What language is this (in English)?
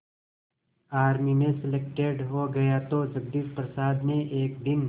Hindi